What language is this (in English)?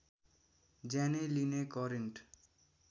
Nepali